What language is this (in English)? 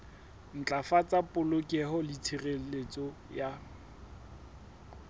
Southern Sotho